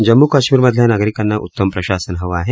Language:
Marathi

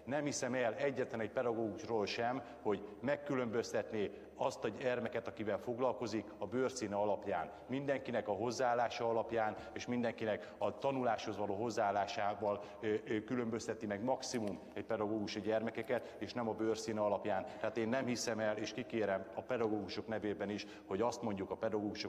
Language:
Hungarian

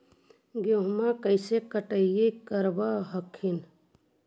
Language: Magahi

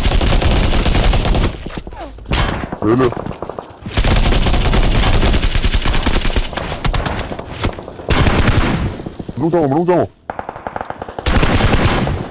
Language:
Hindi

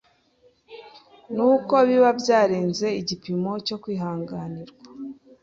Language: Kinyarwanda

